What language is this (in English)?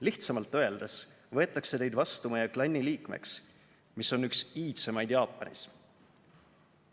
Estonian